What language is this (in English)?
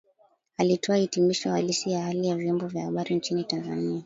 Swahili